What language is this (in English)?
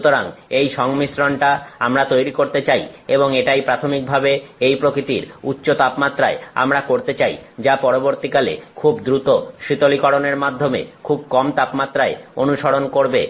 Bangla